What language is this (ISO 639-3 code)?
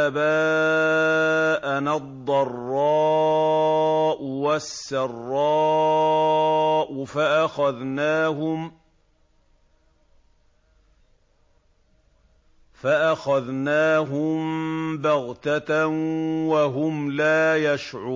ara